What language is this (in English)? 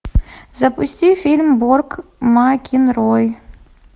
Russian